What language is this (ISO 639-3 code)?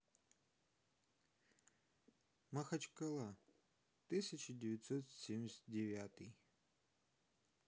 rus